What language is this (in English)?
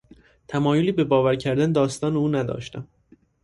Persian